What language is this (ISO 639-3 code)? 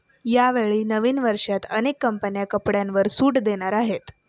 mar